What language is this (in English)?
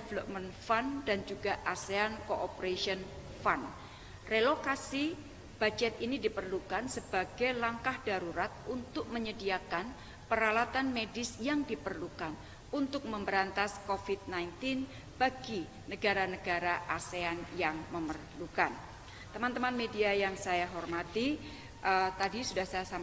Indonesian